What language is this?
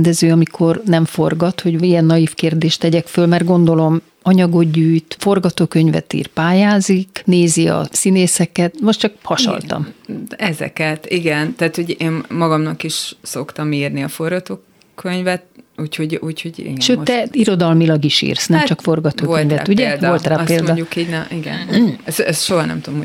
Hungarian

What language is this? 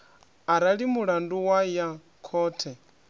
Venda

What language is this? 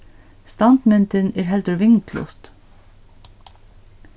Faroese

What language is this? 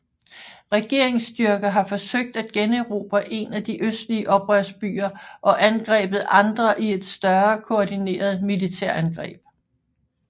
Danish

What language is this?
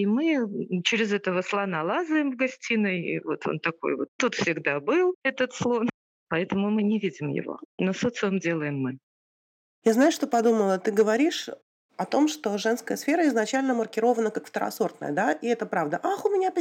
Russian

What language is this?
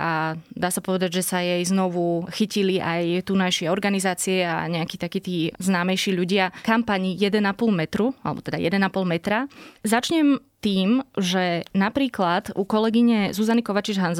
Slovak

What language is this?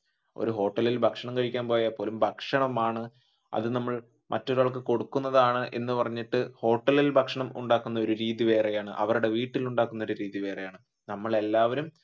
Malayalam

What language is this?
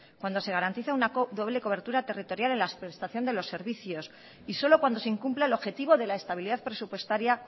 Spanish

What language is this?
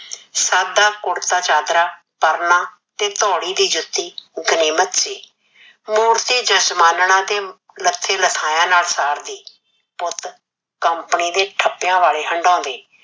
Punjabi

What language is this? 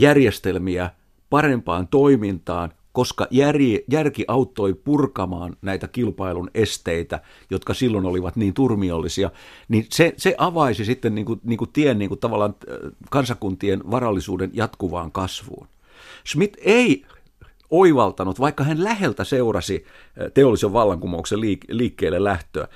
Finnish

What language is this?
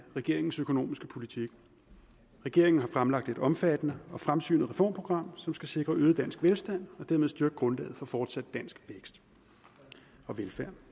Danish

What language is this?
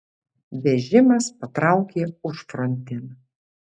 Lithuanian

